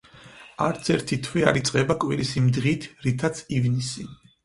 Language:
Georgian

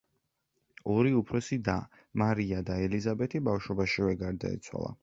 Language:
Georgian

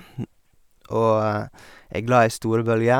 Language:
Norwegian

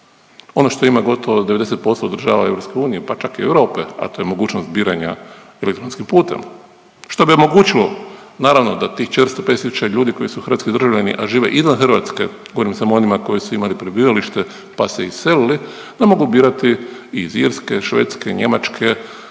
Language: Croatian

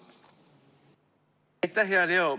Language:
Estonian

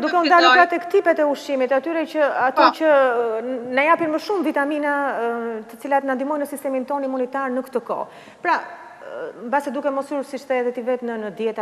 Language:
Romanian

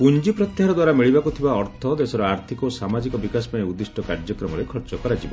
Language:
Odia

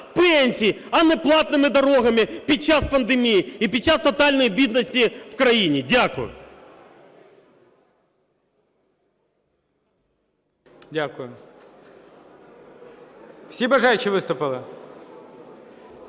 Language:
Ukrainian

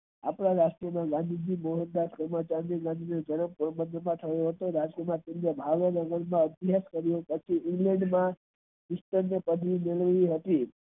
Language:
Gujarati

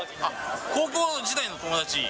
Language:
Japanese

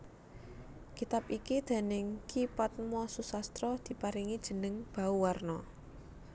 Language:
Javanese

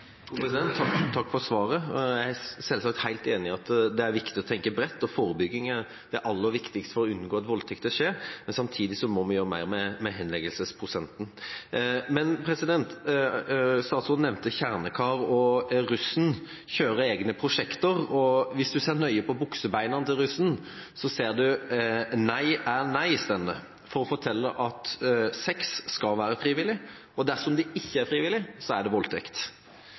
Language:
Norwegian Bokmål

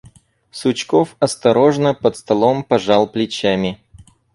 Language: Russian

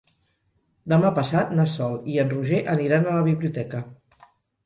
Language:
Catalan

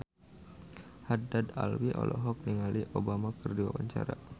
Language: Sundanese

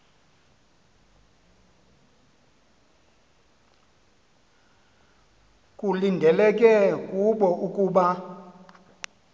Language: Xhosa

